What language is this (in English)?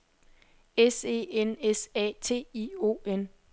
Danish